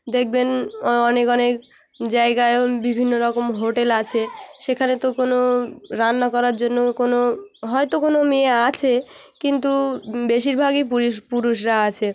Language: Bangla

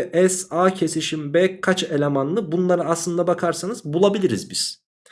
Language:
Turkish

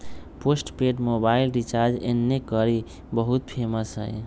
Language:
Magahi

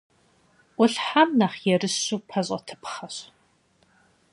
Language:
Kabardian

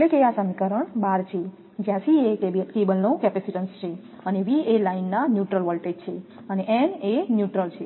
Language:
Gujarati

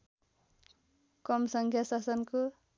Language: Nepali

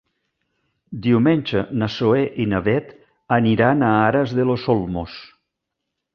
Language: Catalan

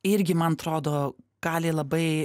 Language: Lithuanian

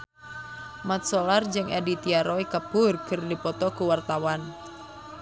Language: Sundanese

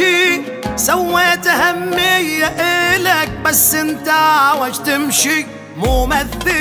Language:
Arabic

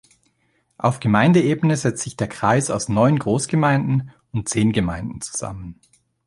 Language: German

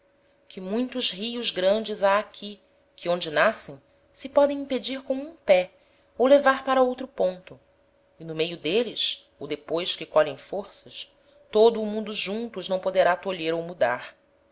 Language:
Portuguese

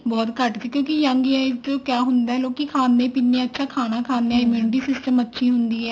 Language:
Punjabi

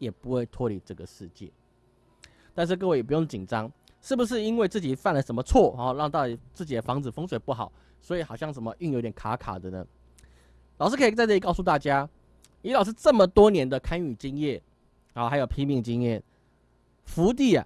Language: Chinese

